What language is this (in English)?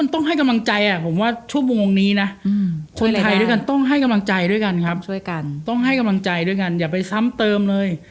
Thai